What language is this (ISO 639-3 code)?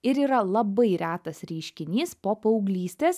lit